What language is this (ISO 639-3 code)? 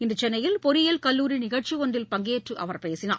tam